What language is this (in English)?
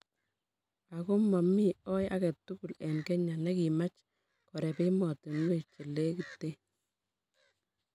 Kalenjin